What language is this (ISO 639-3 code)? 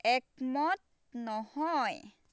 asm